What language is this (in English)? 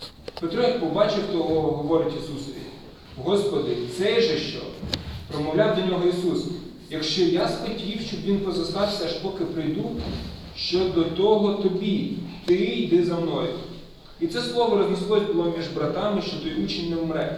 Ukrainian